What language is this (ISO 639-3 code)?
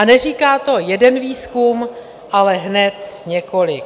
ces